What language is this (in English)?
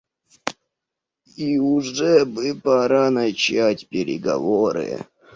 Russian